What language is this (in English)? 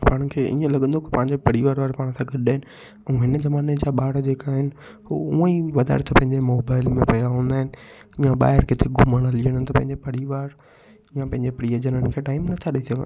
Sindhi